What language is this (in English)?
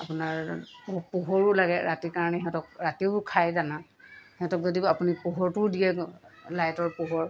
Assamese